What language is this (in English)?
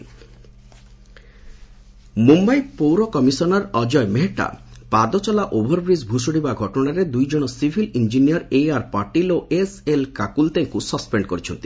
Odia